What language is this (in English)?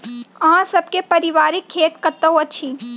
Maithili